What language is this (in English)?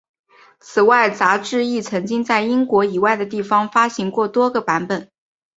Chinese